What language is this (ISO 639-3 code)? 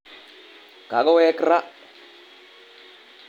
kln